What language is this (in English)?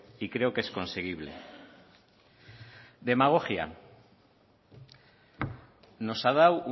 Spanish